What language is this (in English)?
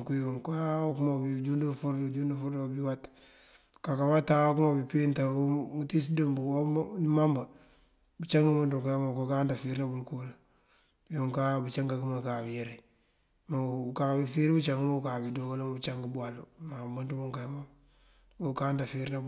Mandjak